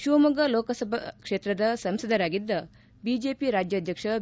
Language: Kannada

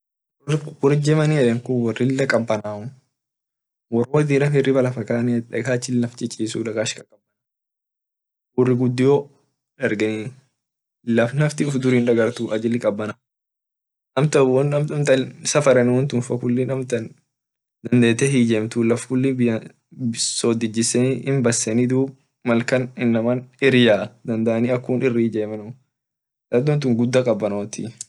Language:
Orma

